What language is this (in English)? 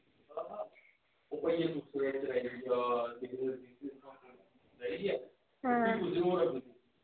Dogri